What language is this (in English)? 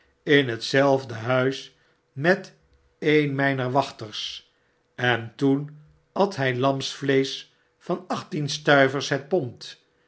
Dutch